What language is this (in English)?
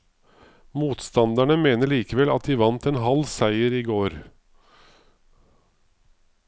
Norwegian